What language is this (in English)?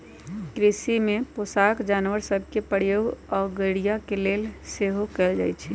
Magahi